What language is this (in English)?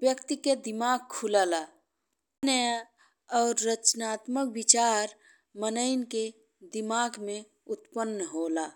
Bhojpuri